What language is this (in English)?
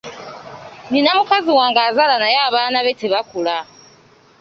Ganda